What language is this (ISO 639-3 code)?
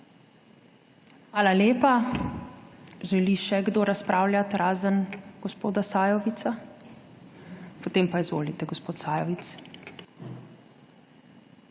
slv